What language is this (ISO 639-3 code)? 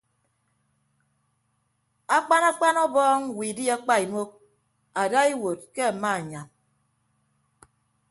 ibb